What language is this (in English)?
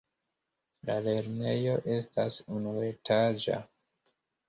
Esperanto